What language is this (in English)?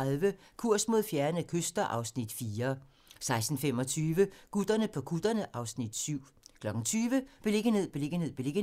Danish